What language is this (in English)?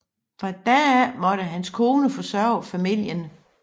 Danish